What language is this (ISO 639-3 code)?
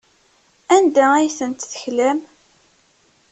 kab